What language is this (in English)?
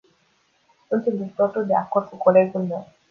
Romanian